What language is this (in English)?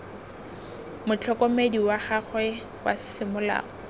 Tswana